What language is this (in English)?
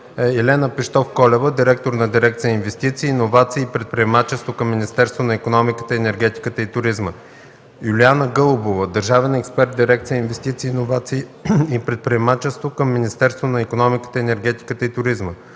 Bulgarian